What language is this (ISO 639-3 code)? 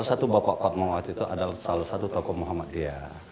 ind